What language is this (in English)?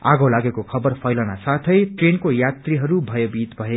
Nepali